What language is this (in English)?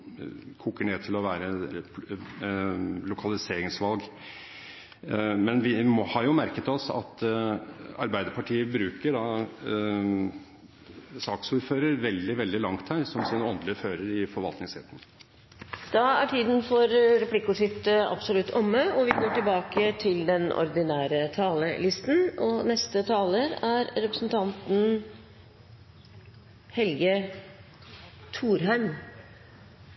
Norwegian